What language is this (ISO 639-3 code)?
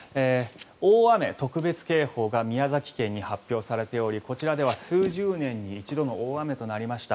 jpn